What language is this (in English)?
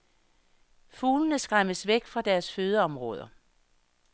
Danish